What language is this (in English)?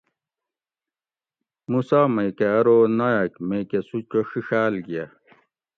Gawri